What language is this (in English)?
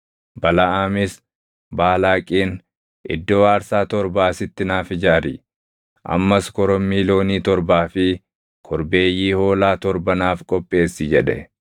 Oromo